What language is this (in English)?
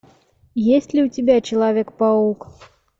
Russian